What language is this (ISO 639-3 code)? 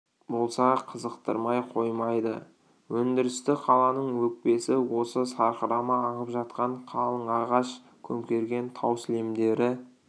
kaz